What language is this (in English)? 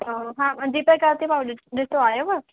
Sindhi